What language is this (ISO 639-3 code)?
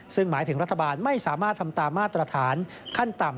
tha